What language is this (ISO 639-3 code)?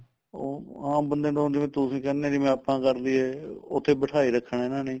pan